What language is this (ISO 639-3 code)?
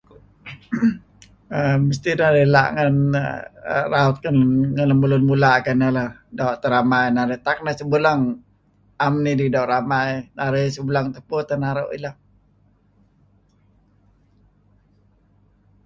kzi